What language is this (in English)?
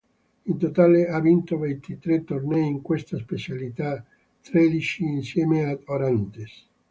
Italian